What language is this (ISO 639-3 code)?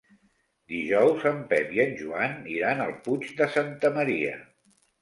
cat